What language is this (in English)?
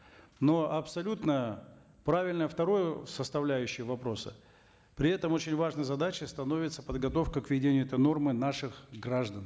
Kazakh